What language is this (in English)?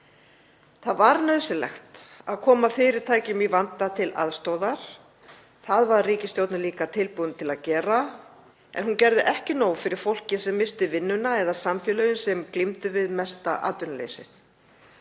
Icelandic